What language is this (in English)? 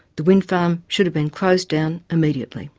English